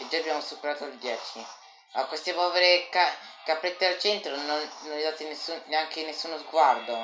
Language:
Italian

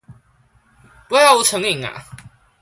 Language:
Chinese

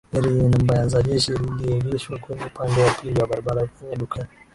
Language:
Swahili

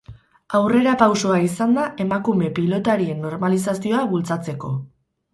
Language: Basque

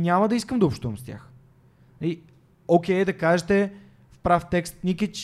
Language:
Bulgarian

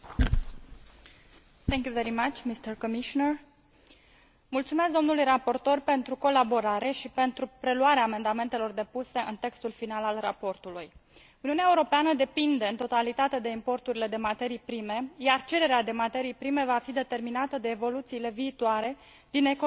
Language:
Romanian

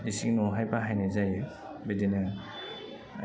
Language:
Bodo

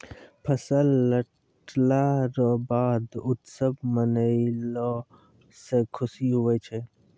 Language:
Maithili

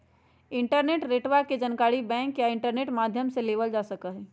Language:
Magahi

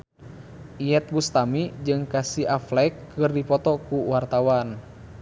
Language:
Sundanese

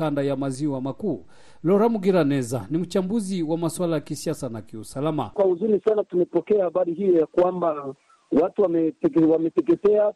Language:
Swahili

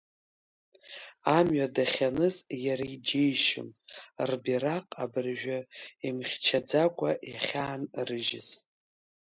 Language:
Abkhazian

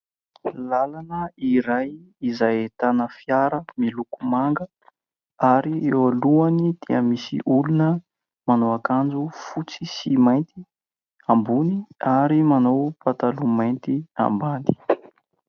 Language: Malagasy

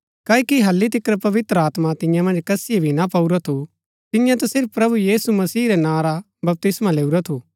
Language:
Gaddi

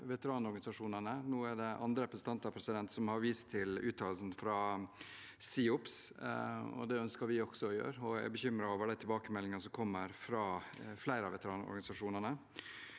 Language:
Norwegian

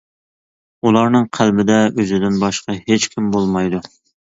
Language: Uyghur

